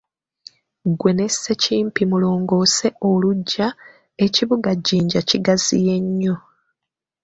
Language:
Ganda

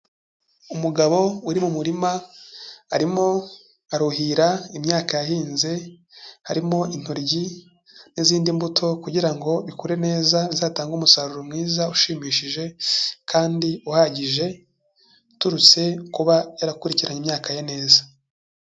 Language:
Kinyarwanda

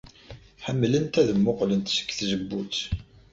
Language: Kabyle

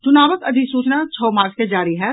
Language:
Maithili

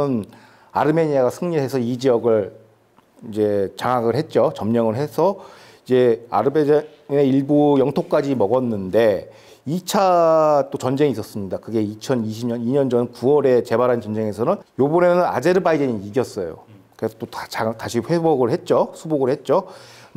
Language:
Korean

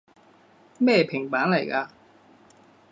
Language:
Cantonese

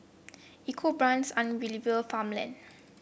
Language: English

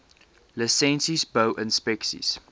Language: Afrikaans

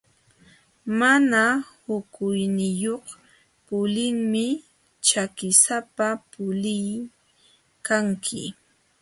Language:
Jauja Wanca Quechua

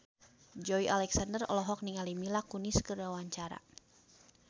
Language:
Sundanese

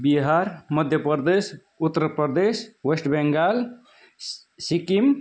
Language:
Nepali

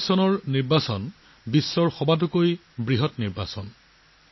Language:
Assamese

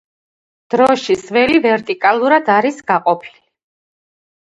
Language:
Georgian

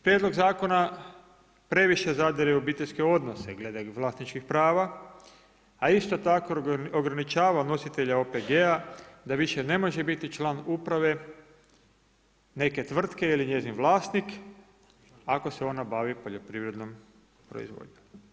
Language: Croatian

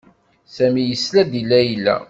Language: Kabyle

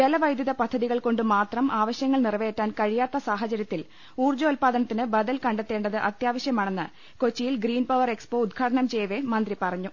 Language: Malayalam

